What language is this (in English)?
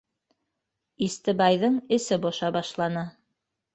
Bashkir